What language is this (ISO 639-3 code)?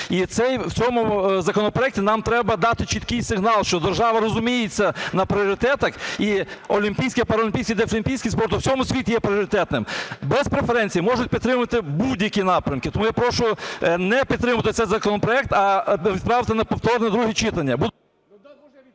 ukr